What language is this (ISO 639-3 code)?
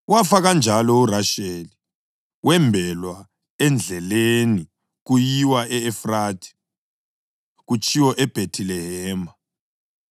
nde